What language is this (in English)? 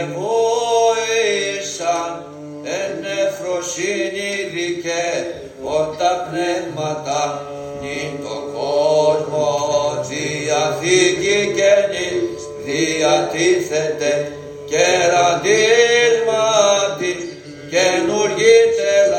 Greek